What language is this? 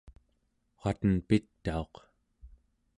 Central Yupik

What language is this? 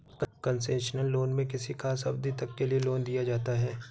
Hindi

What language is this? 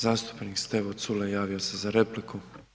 Croatian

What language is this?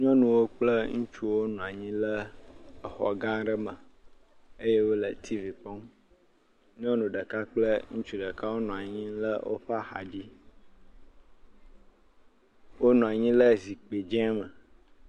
Ewe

